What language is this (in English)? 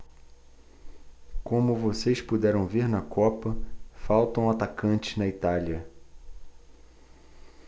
Portuguese